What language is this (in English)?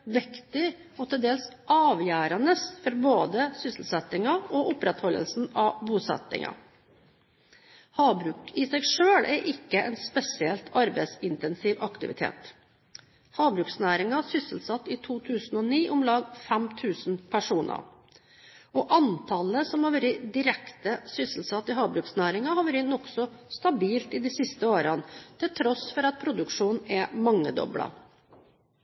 Norwegian Bokmål